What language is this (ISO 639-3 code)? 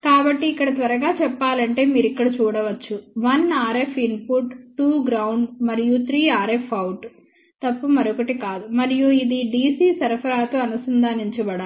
tel